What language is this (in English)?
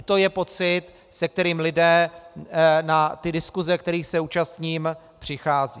Czech